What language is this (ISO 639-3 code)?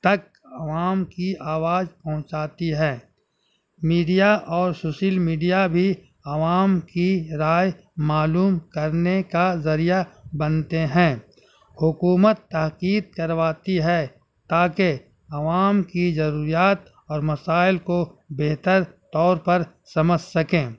urd